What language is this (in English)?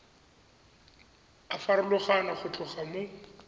Tswana